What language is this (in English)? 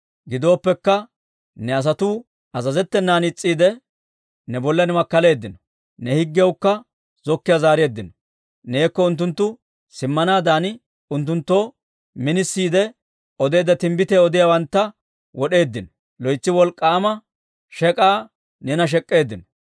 Dawro